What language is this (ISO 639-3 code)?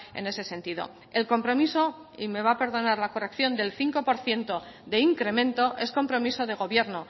spa